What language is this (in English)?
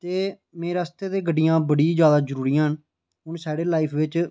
Dogri